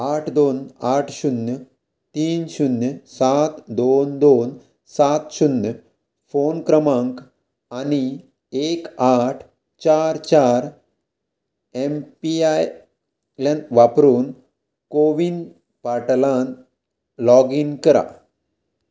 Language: Konkani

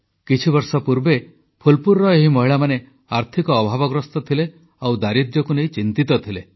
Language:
Odia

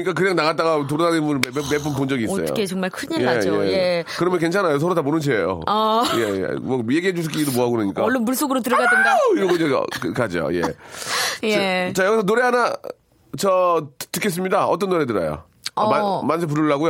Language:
Korean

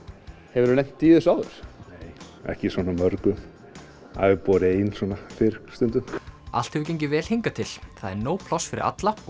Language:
Icelandic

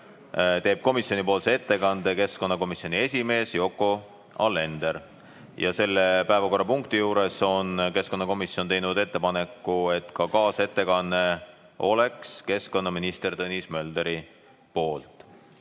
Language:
Estonian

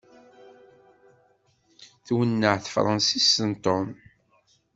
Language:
Kabyle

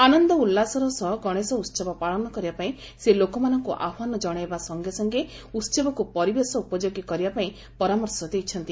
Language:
Odia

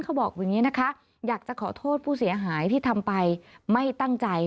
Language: Thai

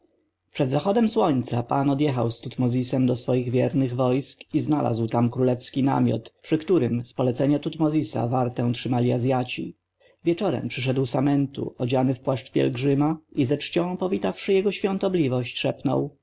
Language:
Polish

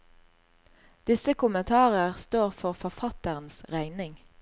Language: Norwegian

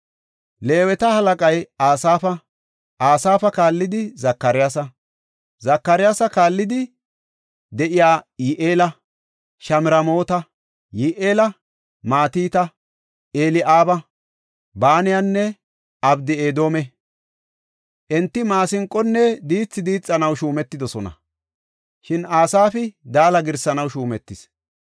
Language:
Gofa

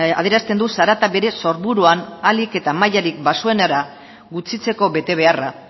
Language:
Basque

